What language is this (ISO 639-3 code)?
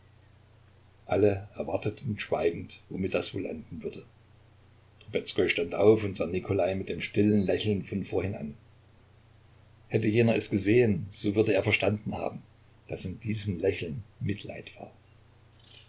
deu